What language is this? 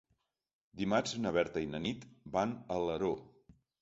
Catalan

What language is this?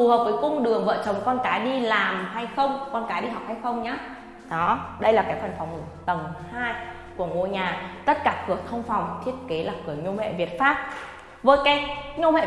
Vietnamese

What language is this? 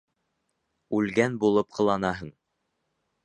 Bashkir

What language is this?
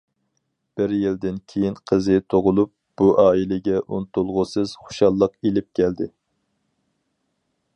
Uyghur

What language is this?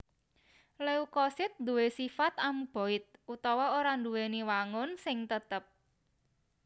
Javanese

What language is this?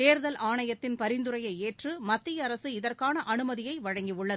Tamil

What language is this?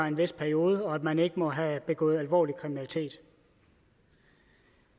Danish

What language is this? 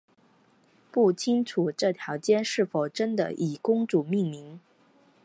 Chinese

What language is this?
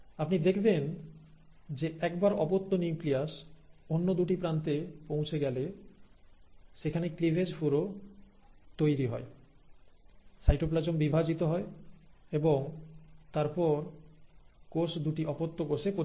Bangla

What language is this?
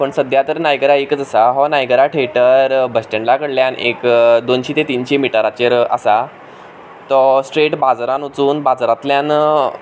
Konkani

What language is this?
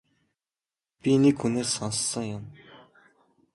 Mongolian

